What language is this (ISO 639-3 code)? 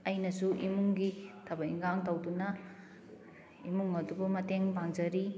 mni